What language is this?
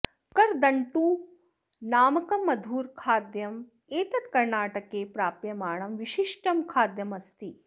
Sanskrit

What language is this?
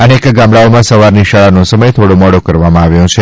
Gujarati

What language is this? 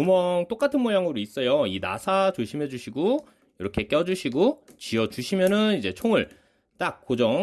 Korean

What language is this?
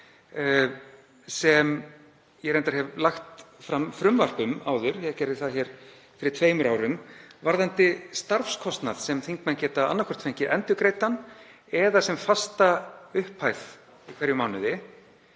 Icelandic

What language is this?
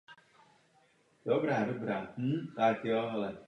Czech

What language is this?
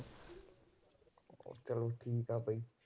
Punjabi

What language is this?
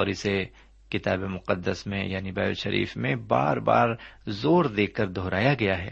Urdu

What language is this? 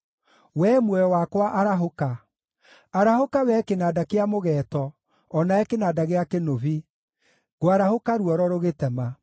Kikuyu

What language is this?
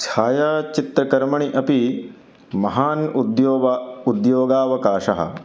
Sanskrit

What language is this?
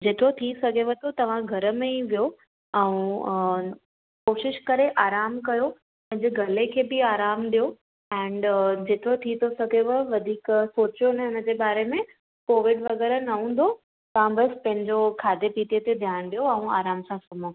Sindhi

